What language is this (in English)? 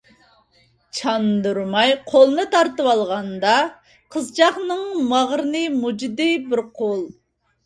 Uyghur